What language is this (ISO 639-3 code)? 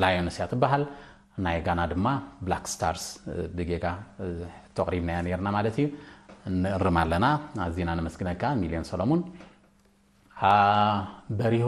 ara